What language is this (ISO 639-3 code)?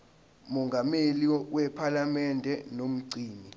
zul